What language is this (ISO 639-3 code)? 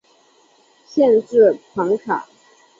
zho